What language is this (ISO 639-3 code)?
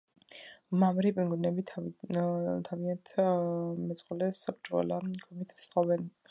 kat